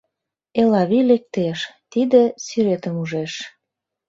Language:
Mari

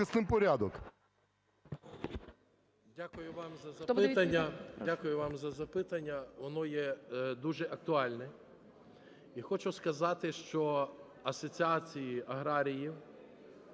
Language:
Ukrainian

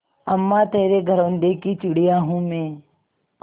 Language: Hindi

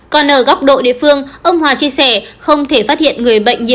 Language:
Vietnamese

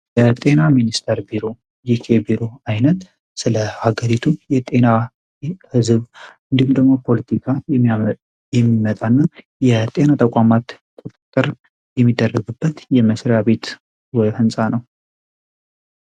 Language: Amharic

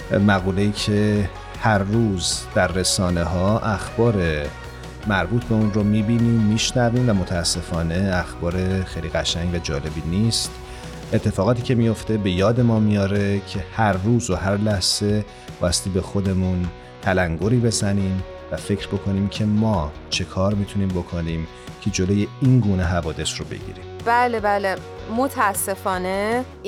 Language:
Persian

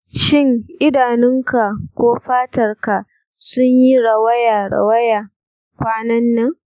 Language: Hausa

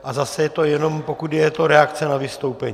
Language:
Czech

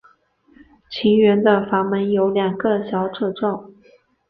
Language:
Chinese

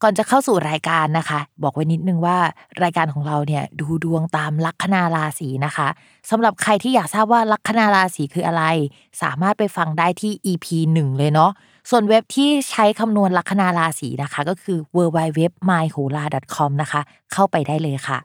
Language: Thai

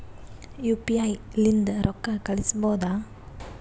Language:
Kannada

